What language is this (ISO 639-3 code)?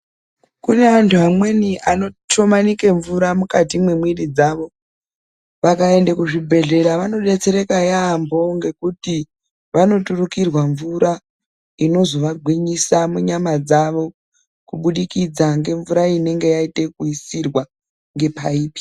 ndc